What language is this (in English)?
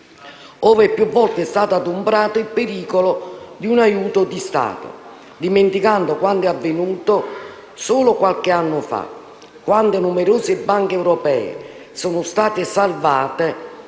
Italian